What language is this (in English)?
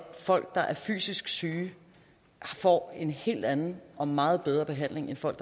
Danish